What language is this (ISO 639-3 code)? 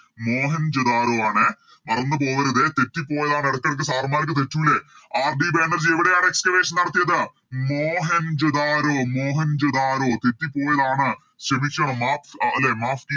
mal